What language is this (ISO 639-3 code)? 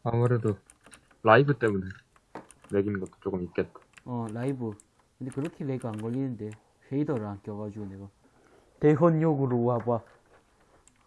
kor